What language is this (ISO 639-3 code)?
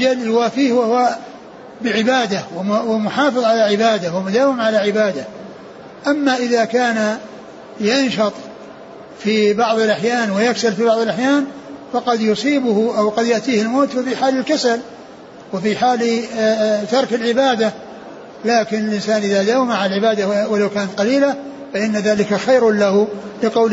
ara